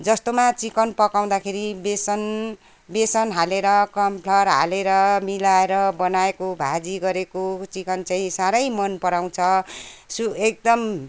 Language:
Nepali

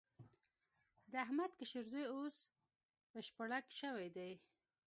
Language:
Pashto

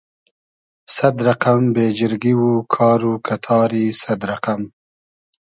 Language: Hazaragi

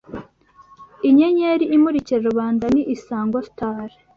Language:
Kinyarwanda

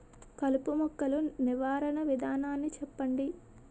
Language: Telugu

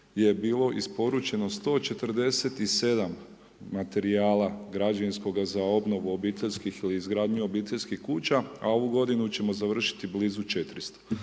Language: Croatian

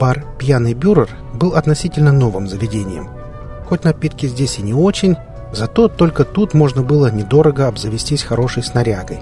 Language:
Russian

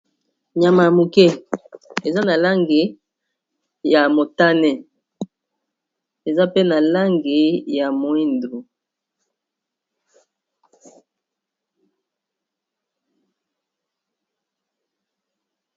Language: Lingala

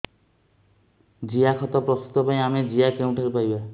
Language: Odia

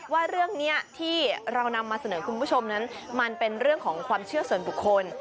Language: Thai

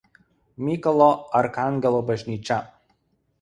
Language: Lithuanian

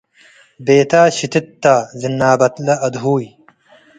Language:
Tigre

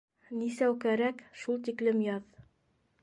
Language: Bashkir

